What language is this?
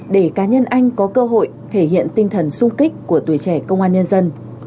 Vietnamese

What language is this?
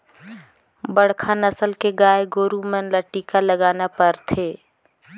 Chhattisgarhi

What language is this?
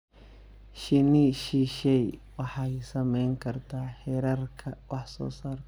Somali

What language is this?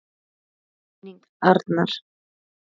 Icelandic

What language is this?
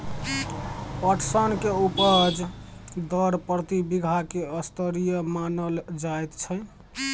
Maithili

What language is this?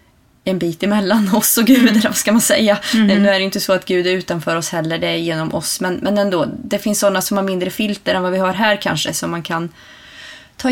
Swedish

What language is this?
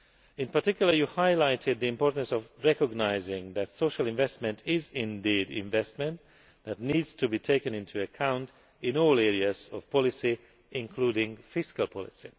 English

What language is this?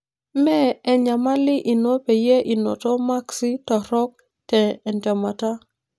Masai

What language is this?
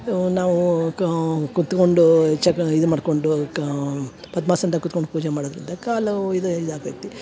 Kannada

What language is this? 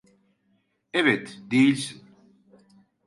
Turkish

